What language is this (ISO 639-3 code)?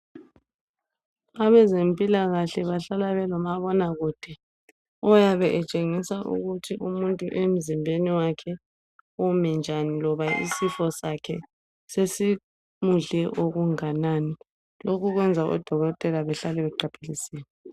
nde